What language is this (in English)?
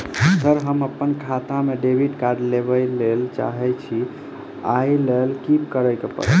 Maithili